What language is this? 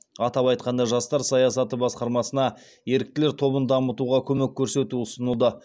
Kazakh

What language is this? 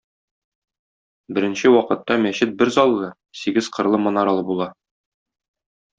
Tatar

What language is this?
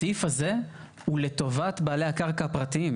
Hebrew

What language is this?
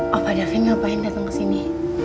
Indonesian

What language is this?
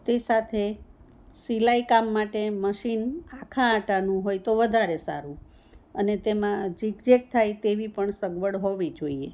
Gujarati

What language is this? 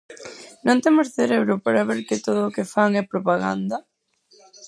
Galician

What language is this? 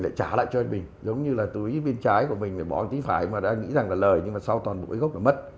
Vietnamese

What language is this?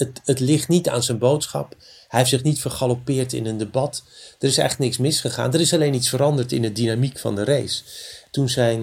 Dutch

